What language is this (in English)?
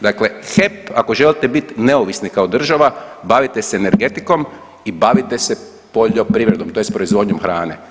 Croatian